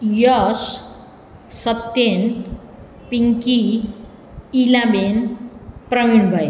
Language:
Gujarati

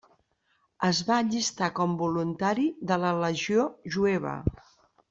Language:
Catalan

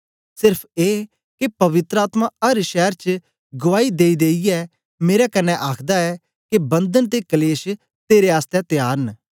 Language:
Dogri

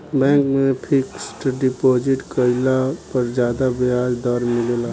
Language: Bhojpuri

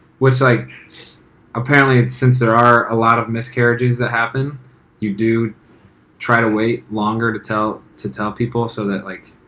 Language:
English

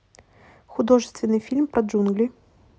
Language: Russian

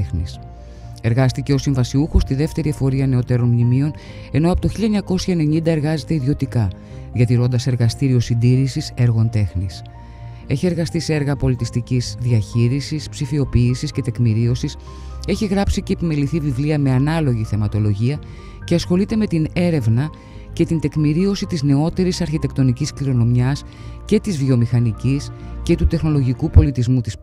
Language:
Greek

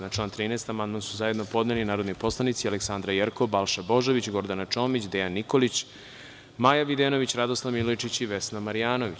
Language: Serbian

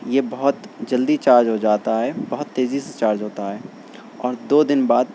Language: Urdu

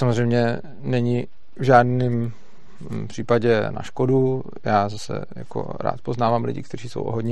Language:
Czech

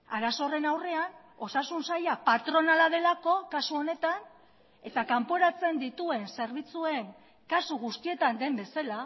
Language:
Basque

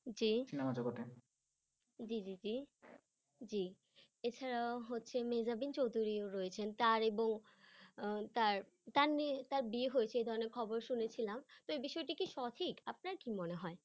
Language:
Bangla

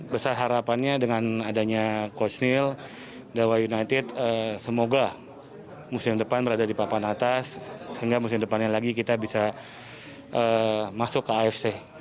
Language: Indonesian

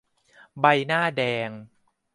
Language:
Thai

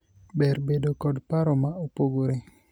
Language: Luo (Kenya and Tanzania)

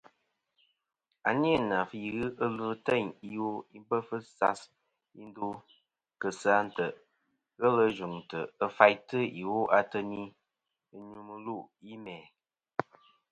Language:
Kom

